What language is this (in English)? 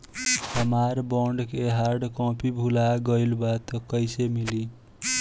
Bhojpuri